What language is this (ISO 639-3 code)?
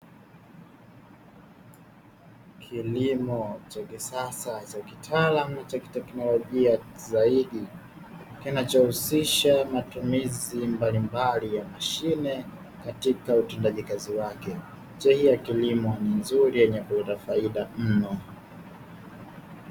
swa